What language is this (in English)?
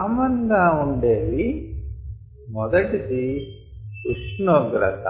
Telugu